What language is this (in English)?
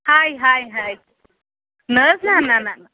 Kashmiri